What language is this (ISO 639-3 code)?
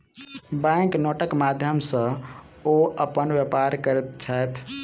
mai